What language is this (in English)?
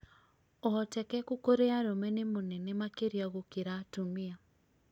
Kikuyu